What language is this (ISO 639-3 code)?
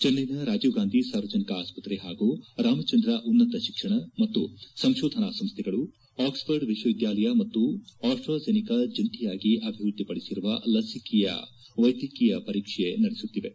kan